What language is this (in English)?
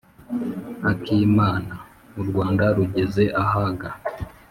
Kinyarwanda